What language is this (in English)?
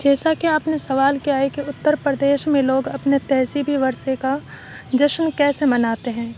Urdu